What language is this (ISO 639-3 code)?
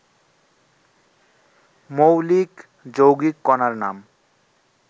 ben